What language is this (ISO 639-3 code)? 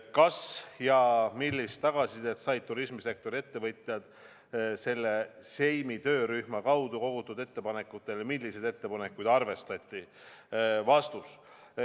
est